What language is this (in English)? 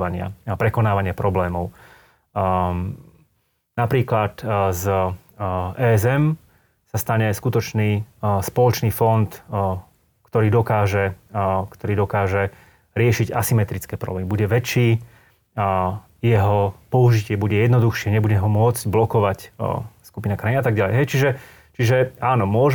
Slovak